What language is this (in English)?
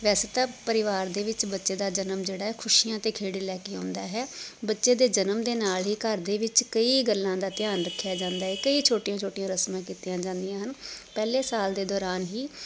Punjabi